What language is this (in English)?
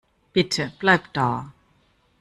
German